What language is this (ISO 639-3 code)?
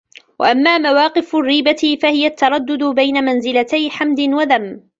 ara